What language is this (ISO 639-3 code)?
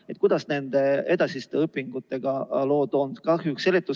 est